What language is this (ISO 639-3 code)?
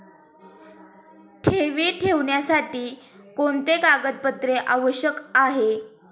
mar